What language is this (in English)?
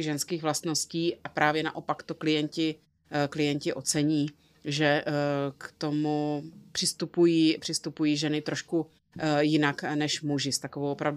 Czech